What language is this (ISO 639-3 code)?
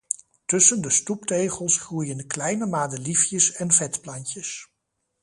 nld